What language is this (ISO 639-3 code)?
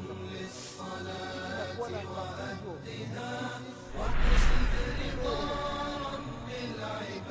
swa